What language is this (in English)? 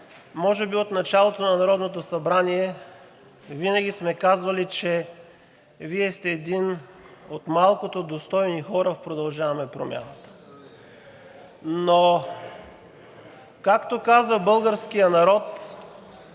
Bulgarian